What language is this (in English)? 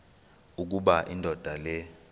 Xhosa